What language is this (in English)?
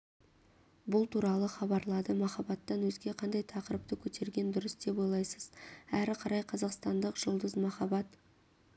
Kazakh